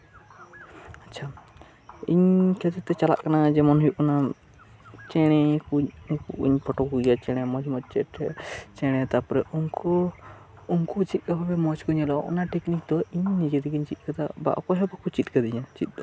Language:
Santali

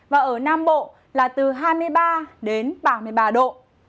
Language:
Vietnamese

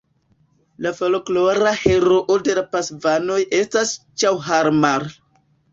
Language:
Esperanto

